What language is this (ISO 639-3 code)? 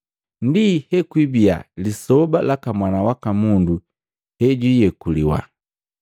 mgv